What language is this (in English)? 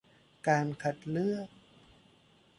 Thai